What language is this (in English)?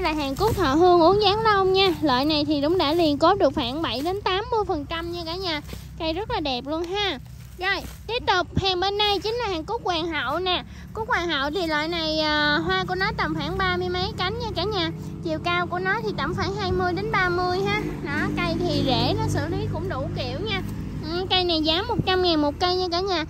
Vietnamese